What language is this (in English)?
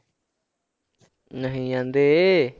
Punjabi